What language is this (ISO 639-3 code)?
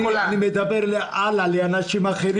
heb